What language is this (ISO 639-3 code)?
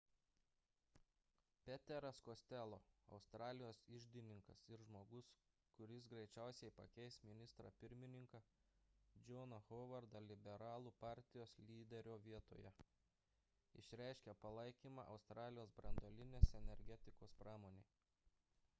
lit